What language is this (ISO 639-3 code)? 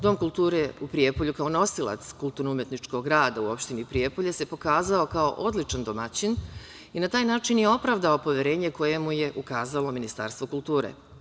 srp